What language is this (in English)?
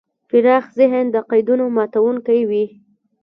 Pashto